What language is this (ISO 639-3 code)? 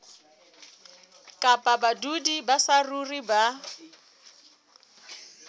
sot